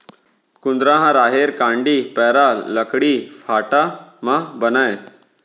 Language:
Chhattisgarhi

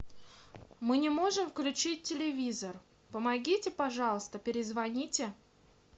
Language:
Russian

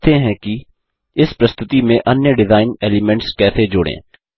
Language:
Hindi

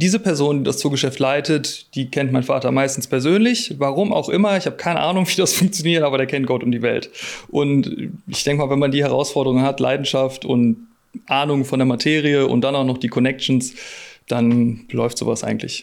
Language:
German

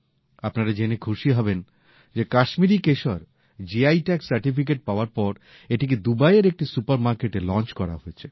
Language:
Bangla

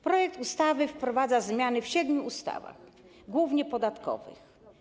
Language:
Polish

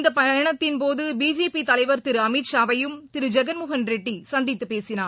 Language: Tamil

